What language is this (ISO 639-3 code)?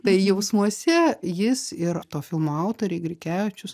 lit